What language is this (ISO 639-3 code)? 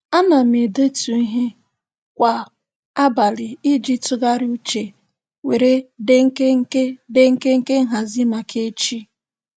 ibo